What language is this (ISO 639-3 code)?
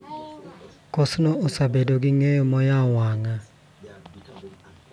luo